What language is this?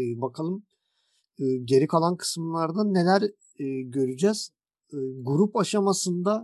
Turkish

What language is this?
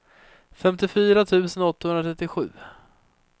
Swedish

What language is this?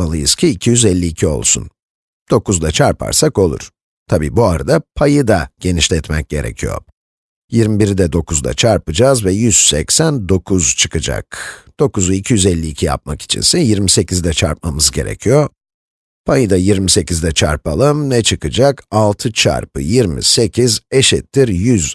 Turkish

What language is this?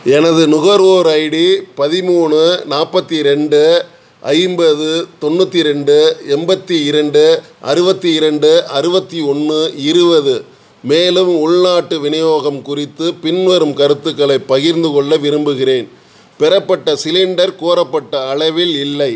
Tamil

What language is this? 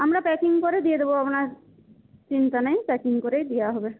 Bangla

